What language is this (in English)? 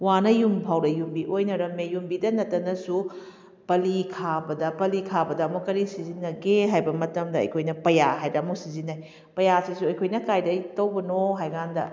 Manipuri